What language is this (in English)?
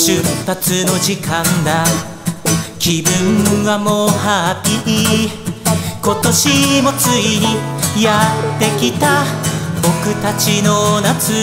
Japanese